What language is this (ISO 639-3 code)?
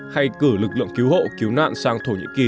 vie